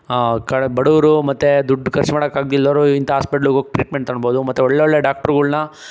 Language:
Kannada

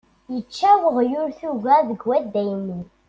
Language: Kabyle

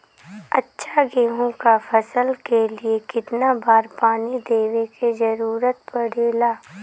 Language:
Bhojpuri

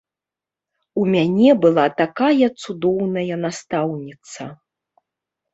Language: Belarusian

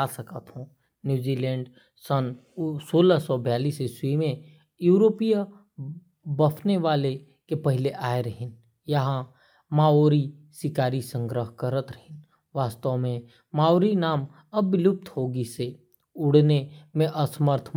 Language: Korwa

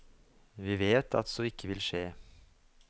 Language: Norwegian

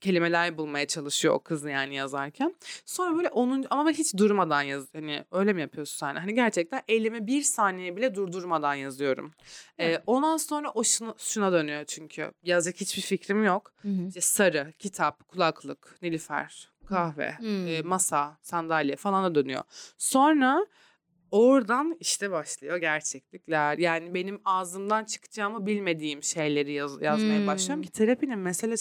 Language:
Turkish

